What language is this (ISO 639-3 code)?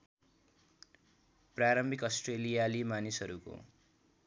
nep